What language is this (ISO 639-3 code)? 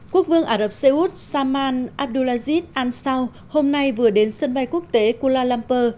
vie